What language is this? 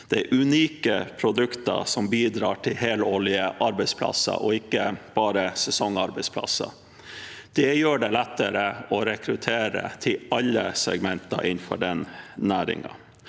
Norwegian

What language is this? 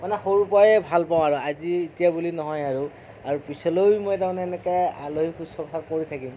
Assamese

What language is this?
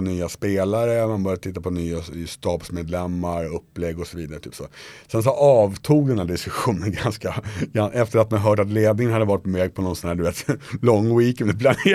Swedish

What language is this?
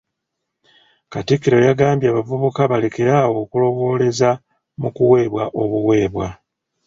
Ganda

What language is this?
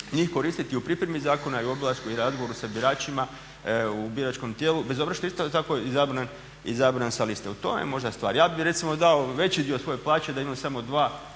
Croatian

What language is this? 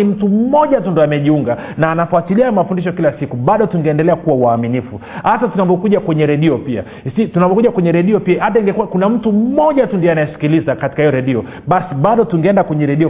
Swahili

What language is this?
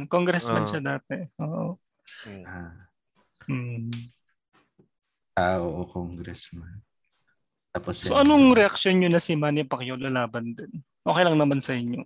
Filipino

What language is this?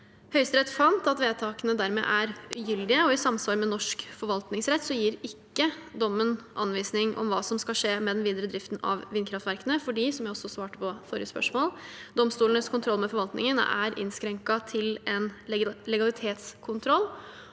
Norwegian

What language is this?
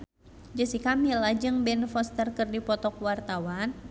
Sundanese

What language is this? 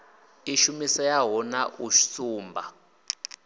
Venda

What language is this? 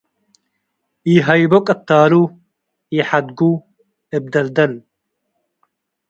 Tigre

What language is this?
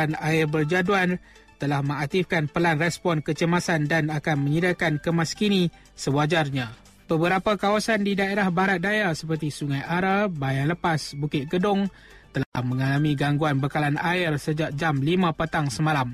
Malay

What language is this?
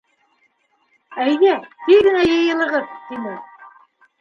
Bashkir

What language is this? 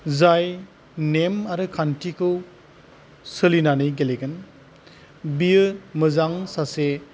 Bodo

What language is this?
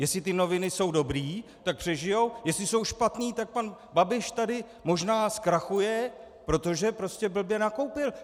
Czech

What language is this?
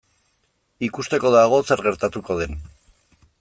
Basque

